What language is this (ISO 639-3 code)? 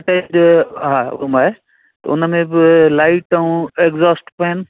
snd